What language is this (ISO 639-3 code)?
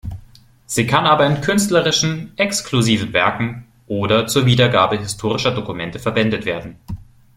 deu